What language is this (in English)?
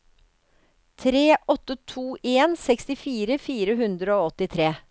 Norwegian